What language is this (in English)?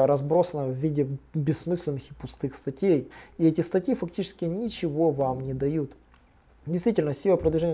Russian